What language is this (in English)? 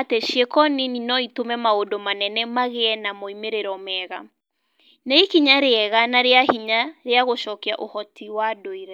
Kikuyu